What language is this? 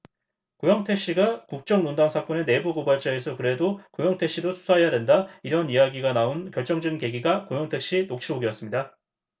Korean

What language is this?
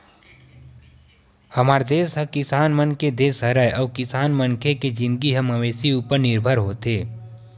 Chhattisgarhi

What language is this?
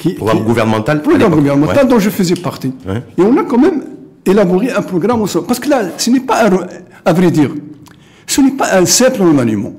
French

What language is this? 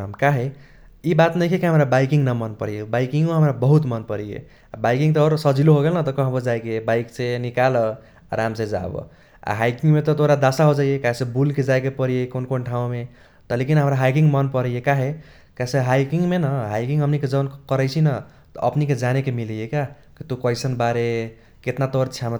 Kochila Tharu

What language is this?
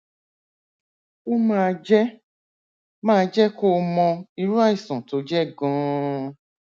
Yoruba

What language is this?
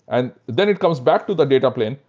English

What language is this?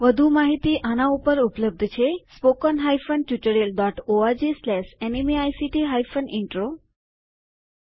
Gujarati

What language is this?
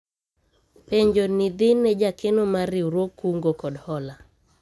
Luo (Kenya and Tanzania)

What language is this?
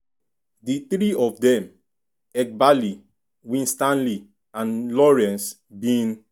Nigerian Pidgin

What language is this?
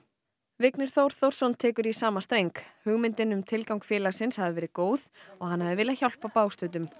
Icelandic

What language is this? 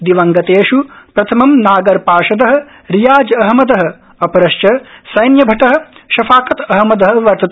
Sanskrit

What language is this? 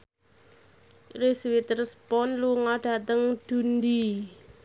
Javanese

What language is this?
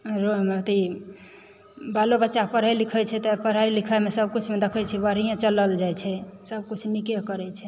Maithili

